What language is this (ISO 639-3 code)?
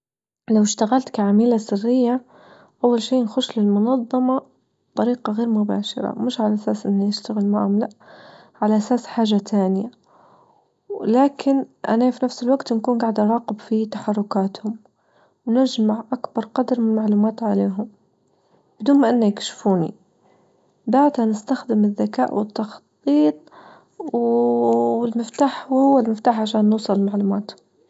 ayl